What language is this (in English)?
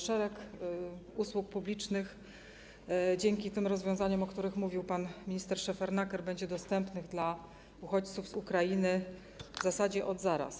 Polish